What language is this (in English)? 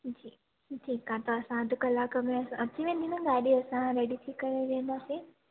Sindhi